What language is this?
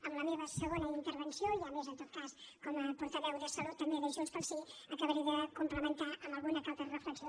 Catalan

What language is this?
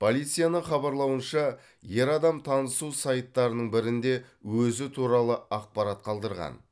Kazakh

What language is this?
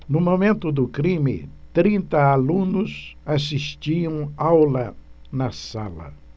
Portuguese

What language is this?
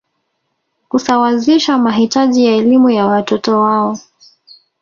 Swahili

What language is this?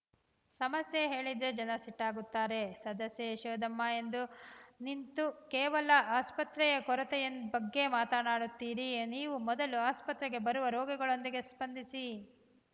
Kannada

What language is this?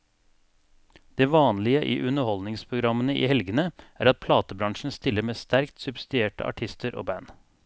Norwegian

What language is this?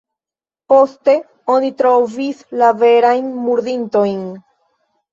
Esperanto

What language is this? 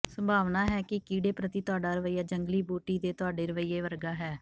Punjabi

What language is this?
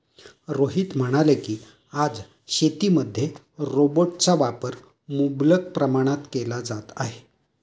Marathi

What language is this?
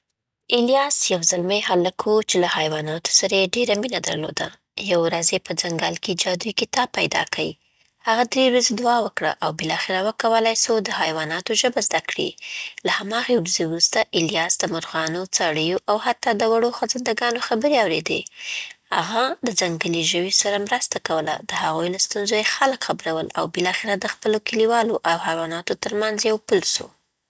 Southern Pashto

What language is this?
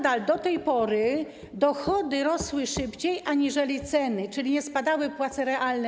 Polish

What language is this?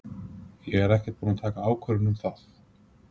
Icelandic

